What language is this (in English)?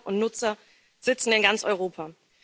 German